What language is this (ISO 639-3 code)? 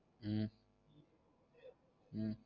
tam